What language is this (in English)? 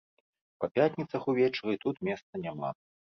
Belarusian